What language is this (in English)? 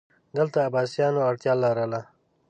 Pashto